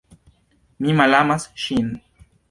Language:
Esperanto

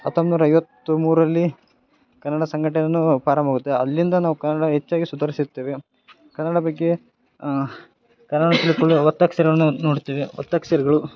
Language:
Kannada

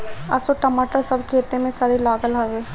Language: Bhojpuri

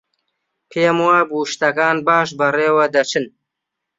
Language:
Central Kurdish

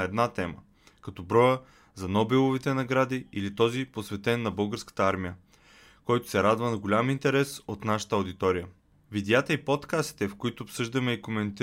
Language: Bulgarian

